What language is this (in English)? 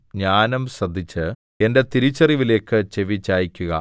Malayalam